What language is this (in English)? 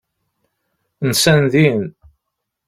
Kabyle